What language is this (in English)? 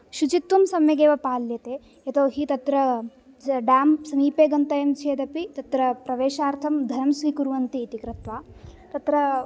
Sanskrit